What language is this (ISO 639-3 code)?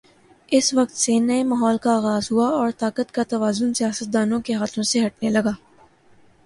urd